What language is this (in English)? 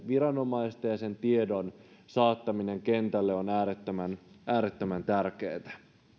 Finnish